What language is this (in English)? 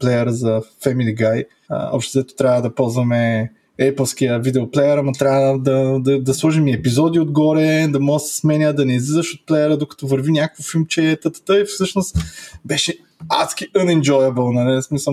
Bulgarian